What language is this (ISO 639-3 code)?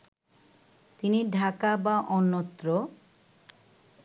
ben